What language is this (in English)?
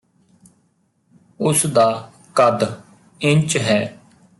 Punjabi